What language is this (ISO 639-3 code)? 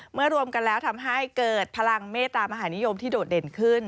tha